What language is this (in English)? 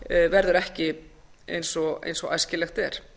Icelandic